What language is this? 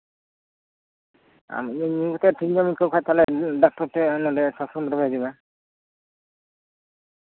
Santali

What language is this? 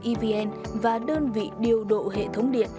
Vietnamese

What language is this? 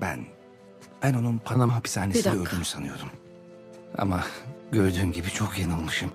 Turkish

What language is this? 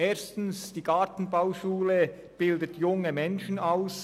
Swiss German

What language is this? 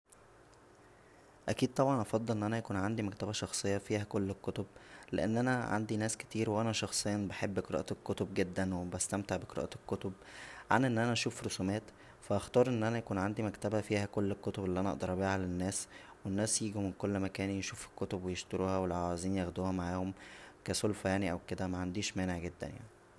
Egyptian Arabic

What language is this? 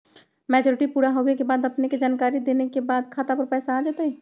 Magahi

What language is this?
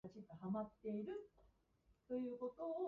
Japanese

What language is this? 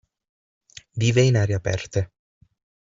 Italian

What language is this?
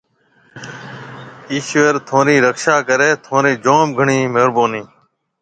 Marwari (Pakistan)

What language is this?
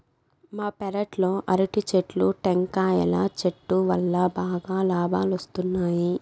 Telugu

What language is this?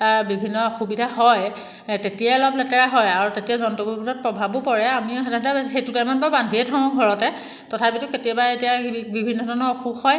Assamese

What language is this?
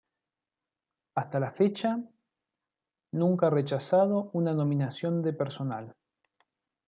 Spanish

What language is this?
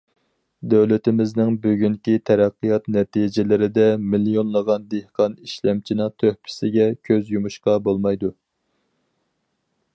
Uyghur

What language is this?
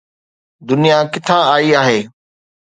Sindhi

